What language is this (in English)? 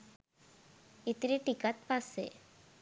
Sinhala